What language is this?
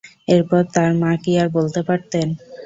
Bangla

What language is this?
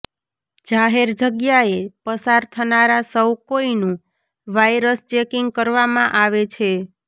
Gujarati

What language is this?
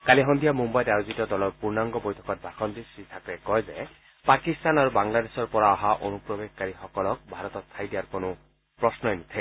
Assamese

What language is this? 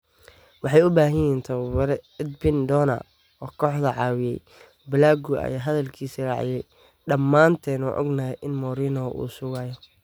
Somali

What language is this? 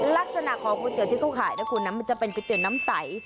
Thai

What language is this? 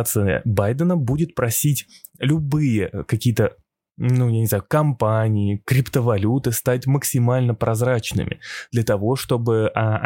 Russian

